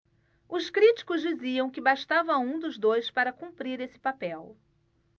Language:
Portuguese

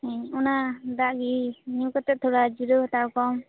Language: Santali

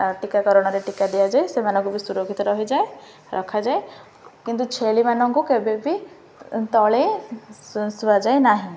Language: Odia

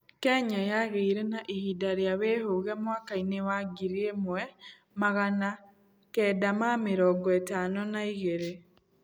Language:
Kikuyu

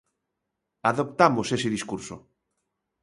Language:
Galician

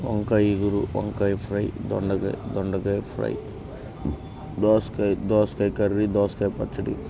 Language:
Telugu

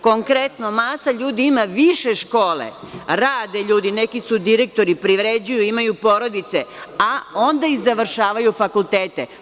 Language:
Serbian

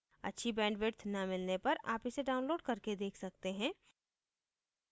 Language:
Hindi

